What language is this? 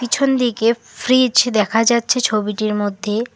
Bangla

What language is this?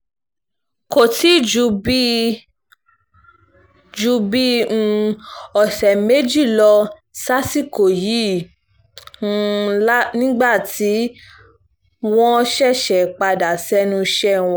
Yoruba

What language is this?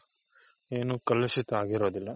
Kannada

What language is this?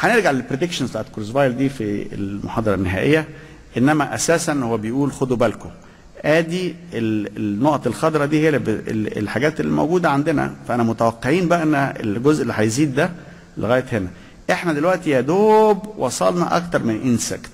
Arabic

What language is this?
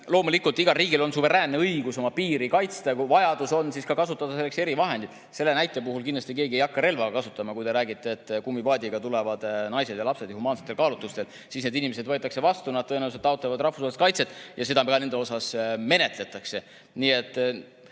Estonian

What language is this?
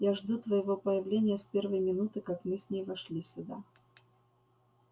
Russian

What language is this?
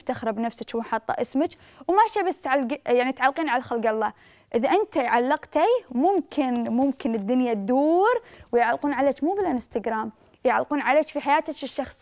Arabic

